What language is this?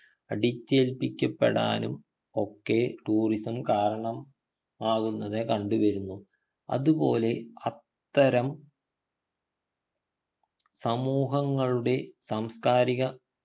Malayalam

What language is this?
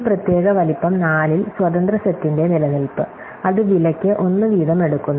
Malayalam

